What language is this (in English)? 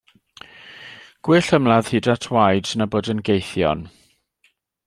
Welsh